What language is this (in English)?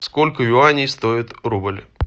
Russian